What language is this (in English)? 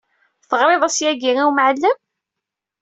Kabyle